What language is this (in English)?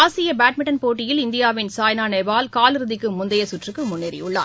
Tamil